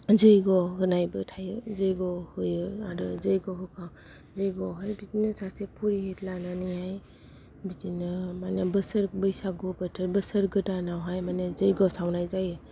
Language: Bodo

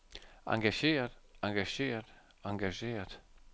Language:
Danish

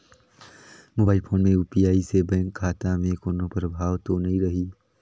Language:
Chhattisgarhi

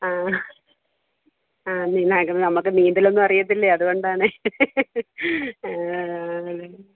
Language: Malayalam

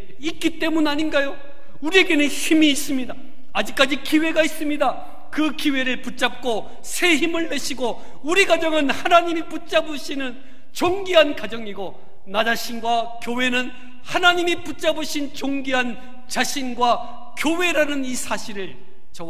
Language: Korean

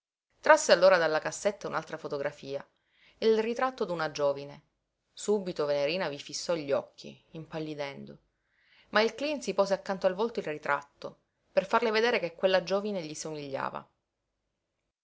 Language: Italian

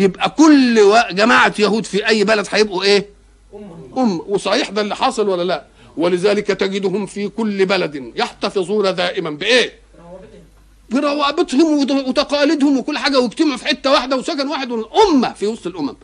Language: Arabic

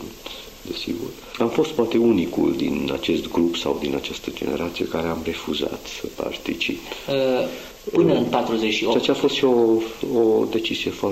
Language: Romanian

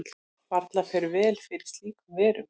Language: Icelandic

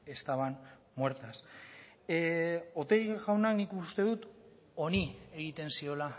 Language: Basque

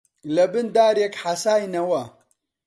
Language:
Central Kurdish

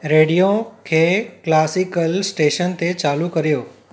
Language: Sindhi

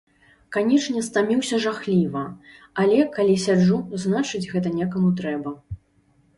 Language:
Belarusian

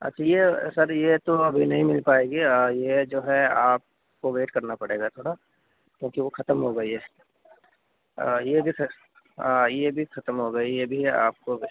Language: Urdu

